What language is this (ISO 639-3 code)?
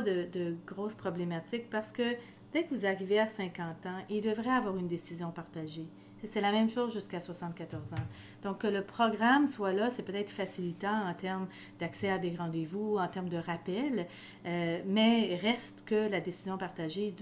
fra